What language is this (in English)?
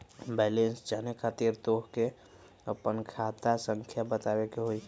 Magahi